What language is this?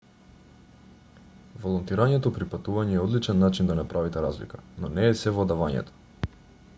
Macedonian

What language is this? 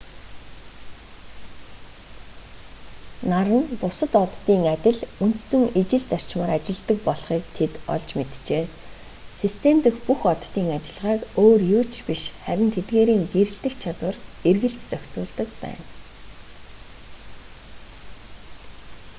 Mongolian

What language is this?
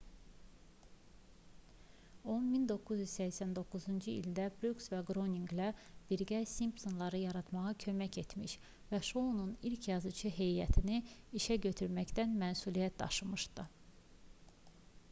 Azerbaijani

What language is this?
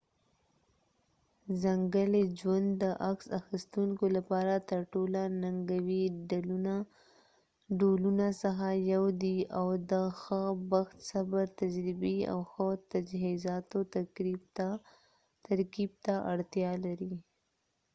Pashto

